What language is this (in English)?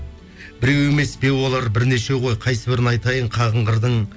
Kazakh